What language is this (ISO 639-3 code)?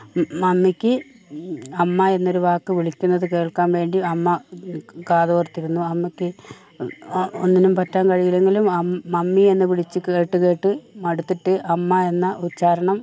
mal